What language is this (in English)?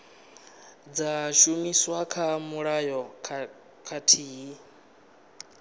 Venda